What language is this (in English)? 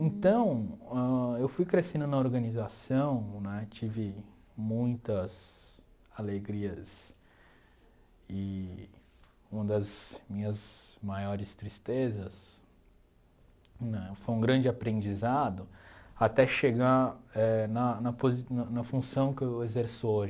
Portuguese